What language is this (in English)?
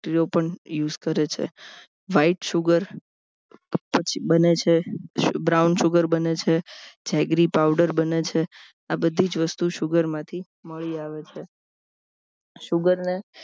Gujarati